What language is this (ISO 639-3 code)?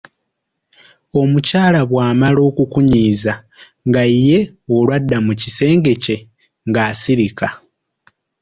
lug